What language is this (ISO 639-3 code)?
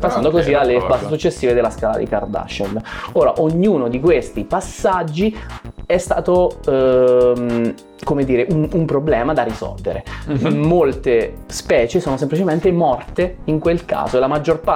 ita